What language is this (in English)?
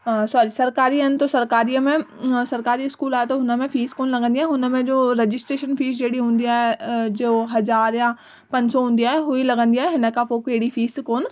Sindhi